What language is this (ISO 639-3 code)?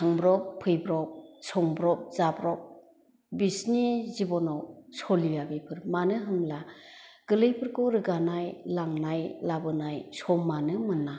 brx